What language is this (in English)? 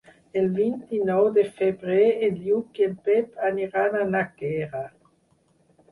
Catalan